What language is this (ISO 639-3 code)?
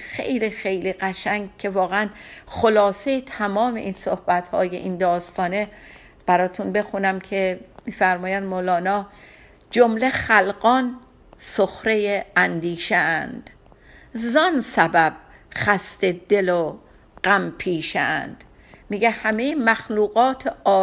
fas